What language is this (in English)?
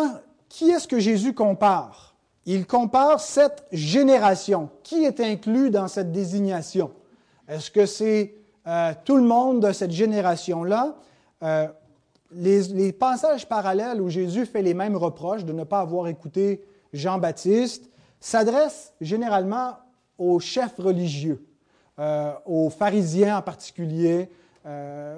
French